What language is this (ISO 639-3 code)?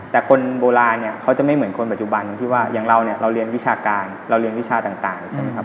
tha